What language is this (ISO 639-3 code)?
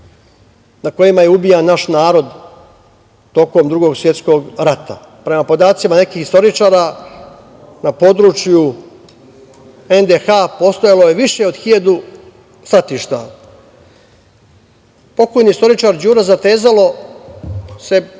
srp